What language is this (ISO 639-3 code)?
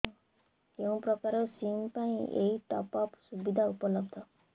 ori